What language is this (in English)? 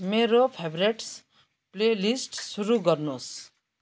Nepali